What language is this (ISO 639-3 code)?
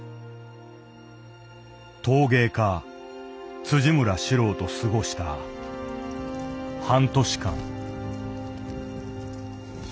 jpn